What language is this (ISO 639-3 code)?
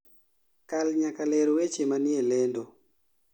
luo